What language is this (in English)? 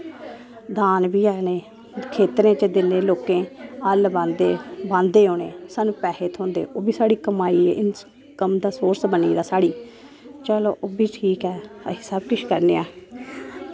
Dogri